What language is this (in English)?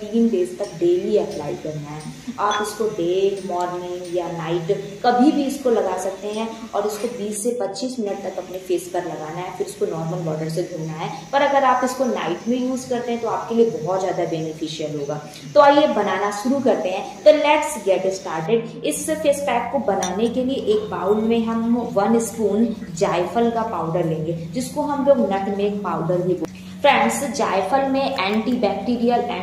Hindi